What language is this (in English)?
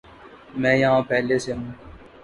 Urdu